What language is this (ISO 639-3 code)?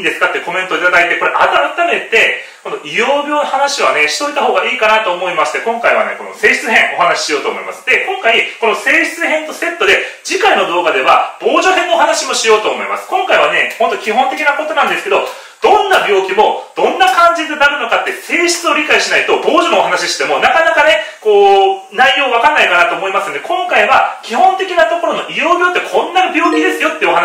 jpn